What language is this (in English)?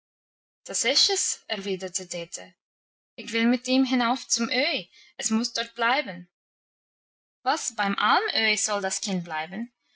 German